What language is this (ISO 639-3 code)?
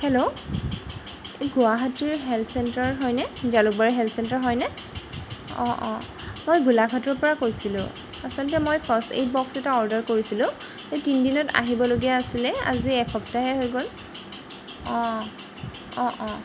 asm